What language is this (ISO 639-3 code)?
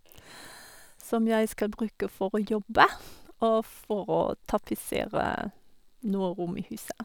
nor